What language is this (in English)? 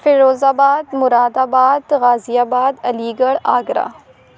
Urdu